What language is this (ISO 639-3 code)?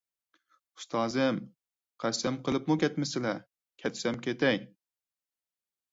uig